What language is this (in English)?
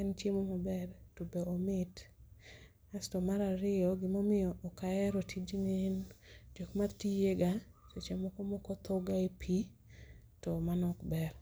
Luo (Kenya and Tanzania)